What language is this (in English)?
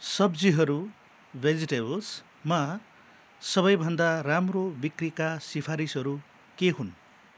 Nepali